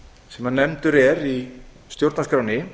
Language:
Icelandic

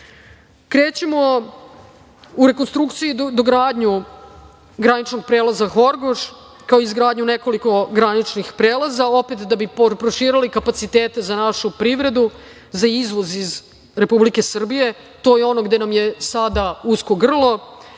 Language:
Serbian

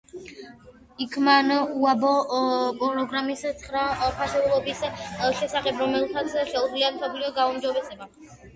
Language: Georgian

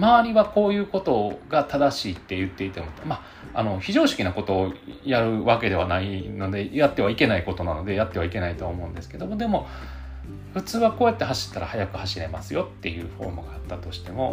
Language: Japanese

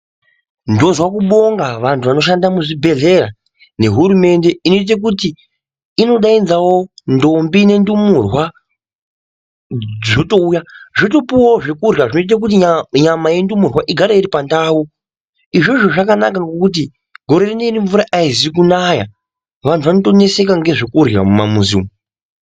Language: Ndau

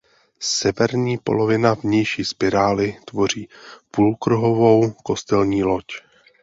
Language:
Czech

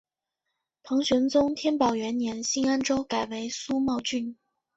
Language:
Chinese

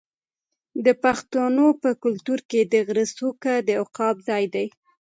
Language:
Pashto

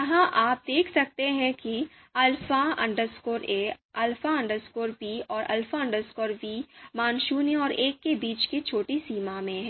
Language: Hindi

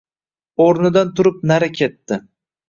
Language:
Uzbek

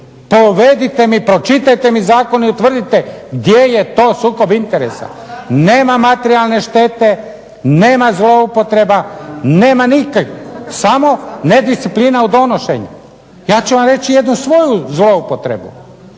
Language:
Croatian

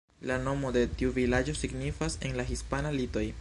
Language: Esperanto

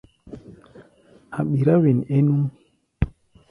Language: Gbaya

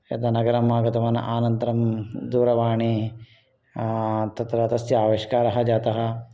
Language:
Sanskrit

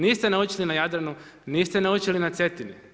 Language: Croatian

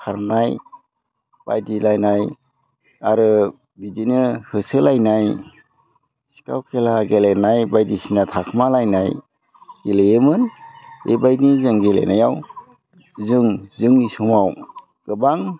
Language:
Bodo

